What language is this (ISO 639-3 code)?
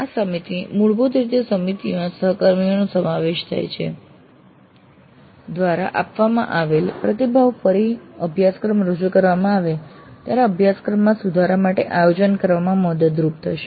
guj